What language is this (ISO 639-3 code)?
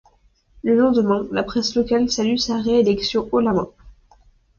fra